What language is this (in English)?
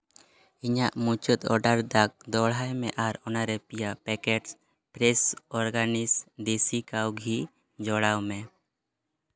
Santali